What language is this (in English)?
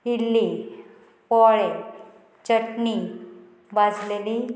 Konkani